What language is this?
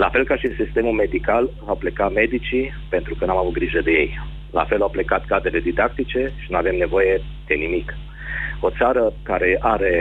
Romanian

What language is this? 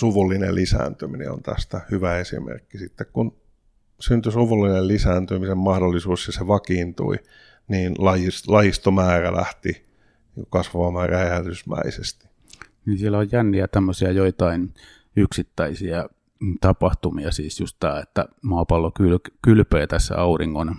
Finnish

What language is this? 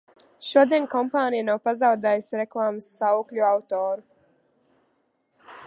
Latvian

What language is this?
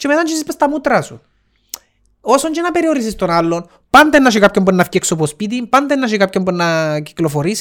Greek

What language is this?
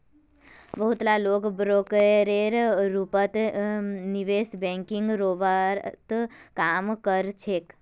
Magahi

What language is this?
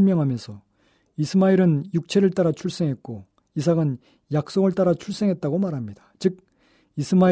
Korean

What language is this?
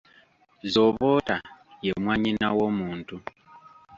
Ganda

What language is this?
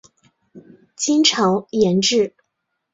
Chinese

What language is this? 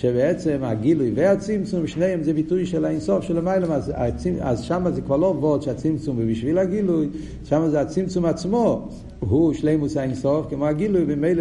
Hebrew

